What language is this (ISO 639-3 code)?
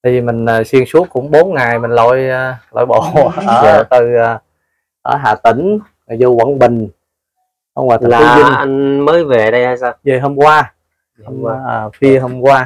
vie